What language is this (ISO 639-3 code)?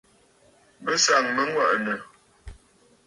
bfd